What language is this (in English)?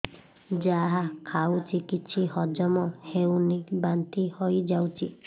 Odia